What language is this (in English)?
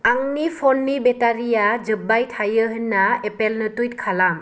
Bodo